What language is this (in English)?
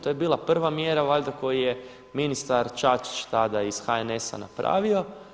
Croatian